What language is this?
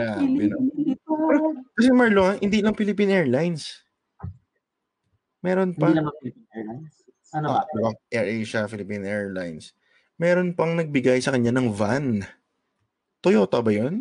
Filipino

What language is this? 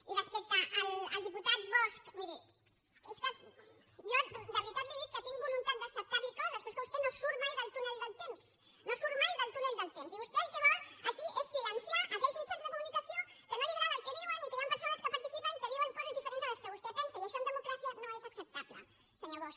Catalan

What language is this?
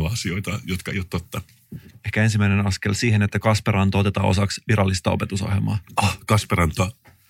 Finnish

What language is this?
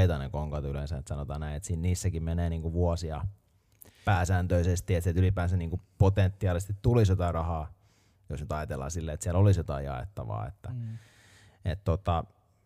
Finnish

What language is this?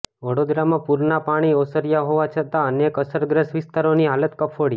Gujarati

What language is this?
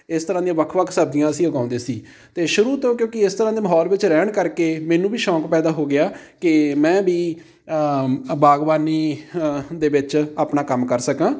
Punjabi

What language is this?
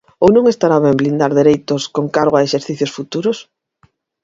Galician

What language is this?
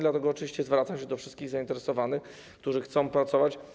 Polish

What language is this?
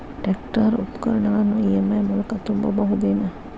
Kannada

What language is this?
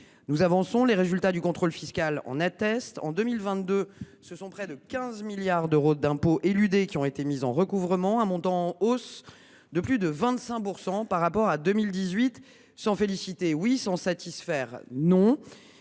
French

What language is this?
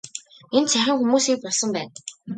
Mongolian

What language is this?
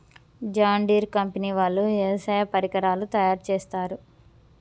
Telugu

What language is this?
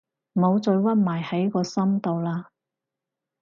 Cantonese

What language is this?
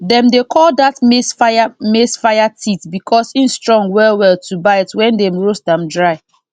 Nigerian Pidgin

